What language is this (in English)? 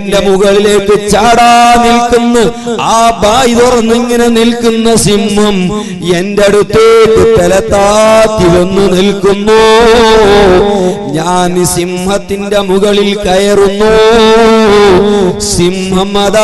Arabic